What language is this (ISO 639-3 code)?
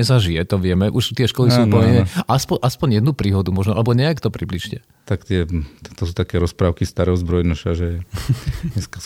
slk